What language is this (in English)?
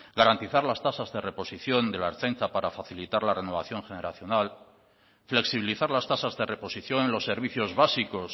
Spanish